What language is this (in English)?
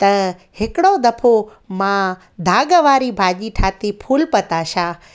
Sindhi